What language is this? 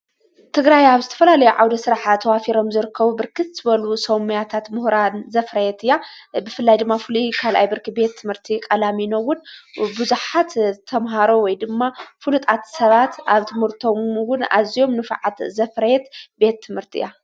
Tigrinya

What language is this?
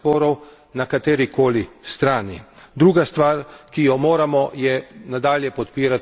Slovenian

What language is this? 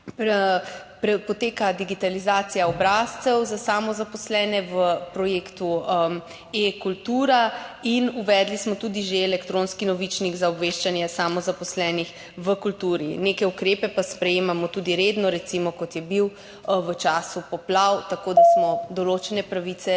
Slovenian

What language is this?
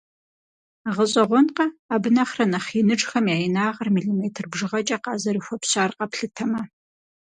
Kabardian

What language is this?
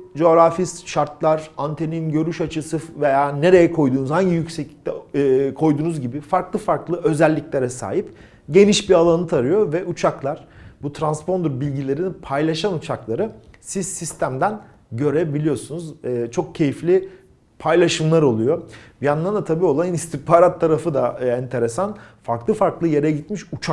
Turkish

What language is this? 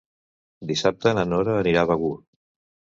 Catalan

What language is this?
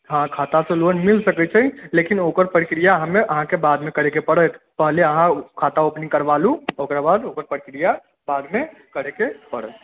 Maithili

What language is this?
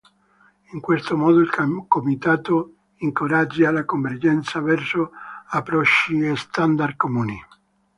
Italian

